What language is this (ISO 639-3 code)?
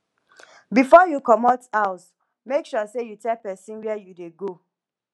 pcm